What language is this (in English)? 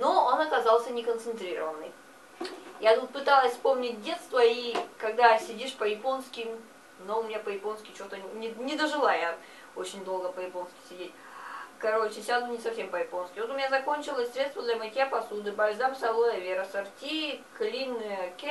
Russian